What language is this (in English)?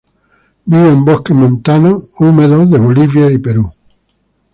Spanish